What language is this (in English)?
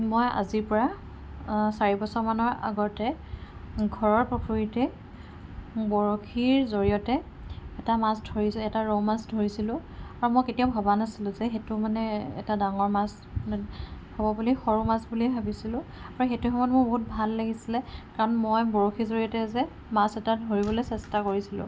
Assamese